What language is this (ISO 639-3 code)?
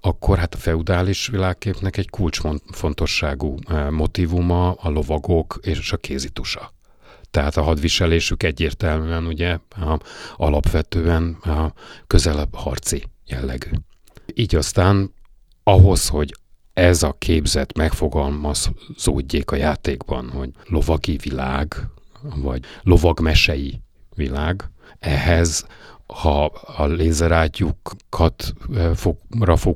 hun